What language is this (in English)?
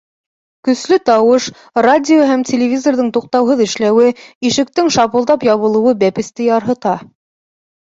Bashkir